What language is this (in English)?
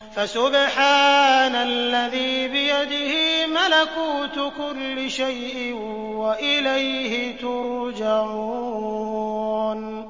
Arabic